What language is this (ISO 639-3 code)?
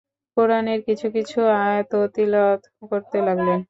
ben